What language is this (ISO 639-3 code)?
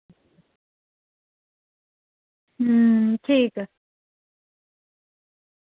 doi